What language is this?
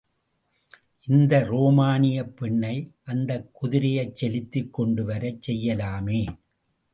Tamil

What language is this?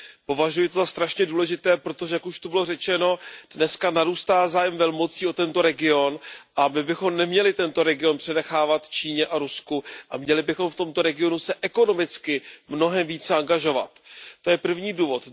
Czech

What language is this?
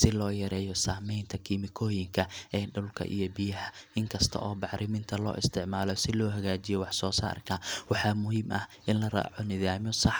Somali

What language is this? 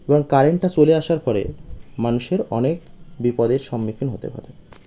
Bangla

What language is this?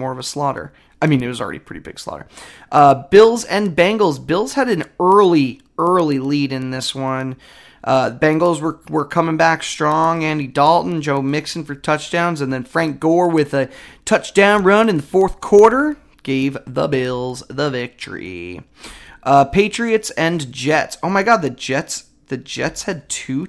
English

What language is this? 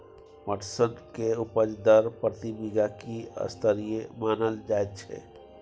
Maithili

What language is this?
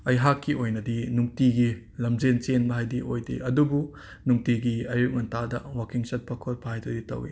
Manipuri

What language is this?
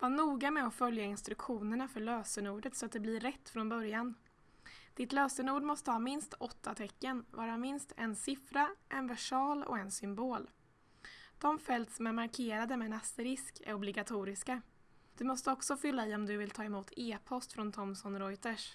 Swedish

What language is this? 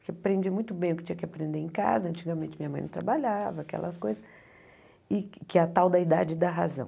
Portuguese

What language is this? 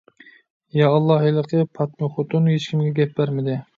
Uyghur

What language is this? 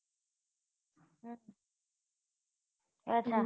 Gujarati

